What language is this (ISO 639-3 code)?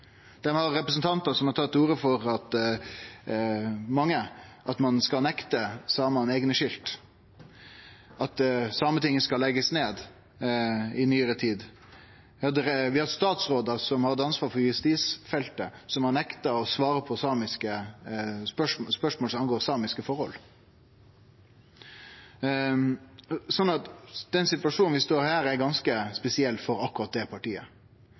nno